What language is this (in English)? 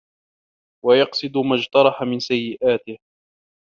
Arabic